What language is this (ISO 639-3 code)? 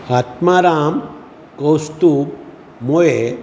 kok